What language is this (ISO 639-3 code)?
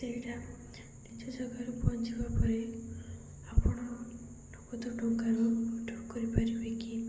ori